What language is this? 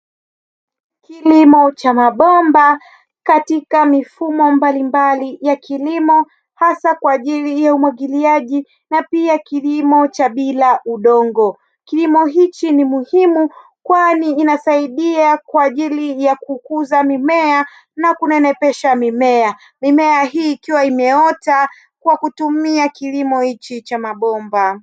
Swahili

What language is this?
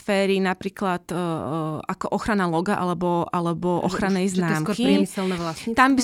Slovak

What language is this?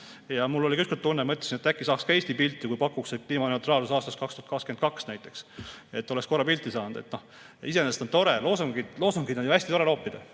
Estonian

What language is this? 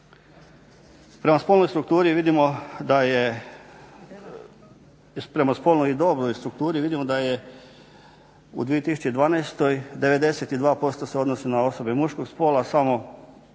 Croatian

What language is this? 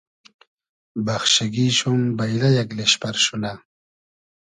Hazaragi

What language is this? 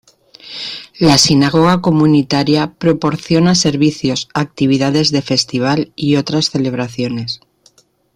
Spanish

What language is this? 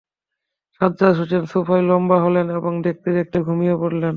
Bangla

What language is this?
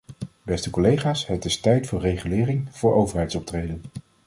Dutch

